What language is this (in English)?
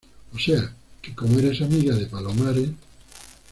Spanish